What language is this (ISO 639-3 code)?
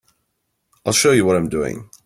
eng